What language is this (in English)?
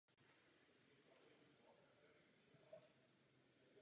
Czech